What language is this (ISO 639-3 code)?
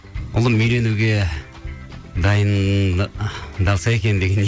kaz